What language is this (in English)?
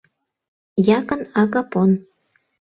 Mari